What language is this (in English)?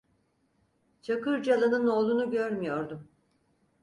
Turkish